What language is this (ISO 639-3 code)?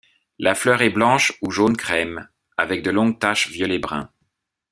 fra